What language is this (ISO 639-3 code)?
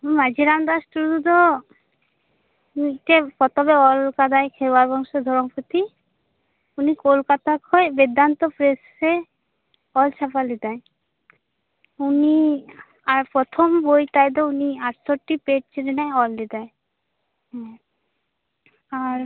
sat